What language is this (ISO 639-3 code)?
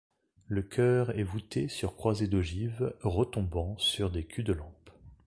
fra